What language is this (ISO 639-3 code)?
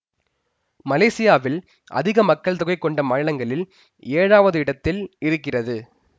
tam